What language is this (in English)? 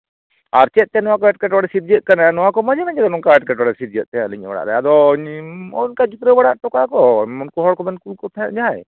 Santali